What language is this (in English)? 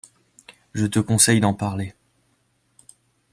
French